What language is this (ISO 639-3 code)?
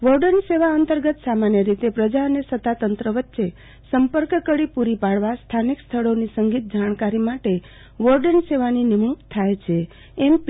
guj